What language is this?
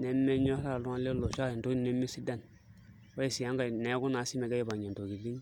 Masai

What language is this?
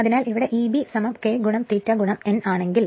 Malayalam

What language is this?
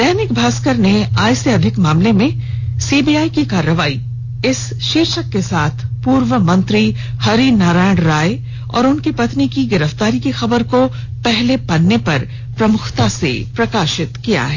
Hindi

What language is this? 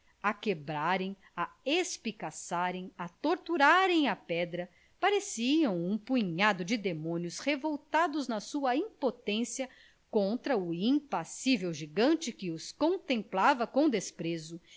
Portuguese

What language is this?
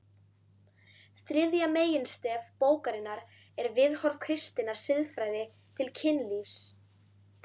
Icelandic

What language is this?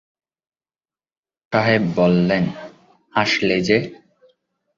Bangla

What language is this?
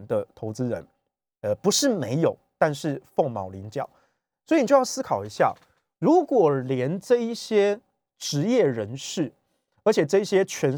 Chinese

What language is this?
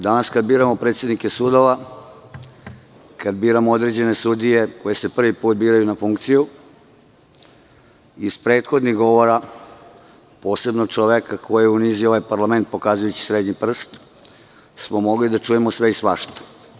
Serbian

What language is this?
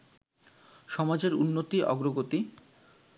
Bangla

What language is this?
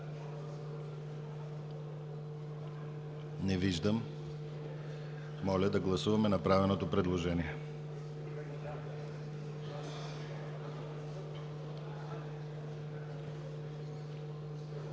Bulgarian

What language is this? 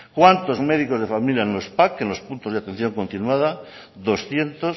Spanish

